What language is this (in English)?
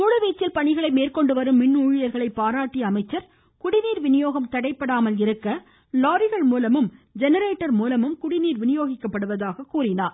Tamil